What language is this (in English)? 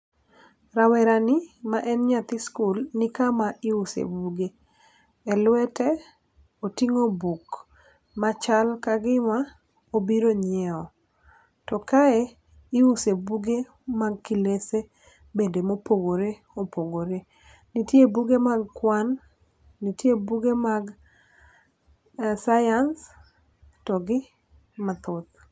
Luo (Kenya and Tanzania)